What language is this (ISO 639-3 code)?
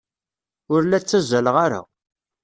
kab